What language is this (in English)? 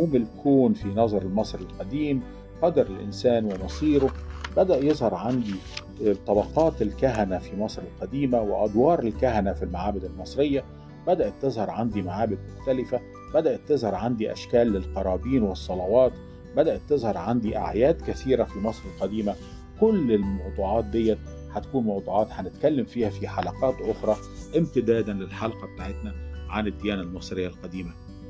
Arabic